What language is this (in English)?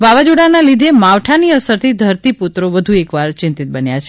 Gujarati